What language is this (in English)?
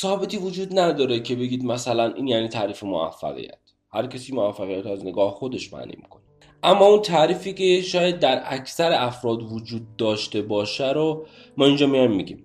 Persian